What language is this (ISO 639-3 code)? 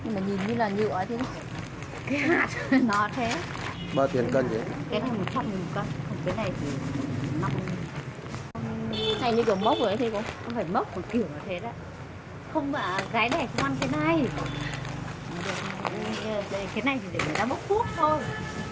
vie